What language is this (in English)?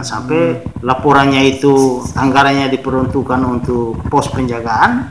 Indonesian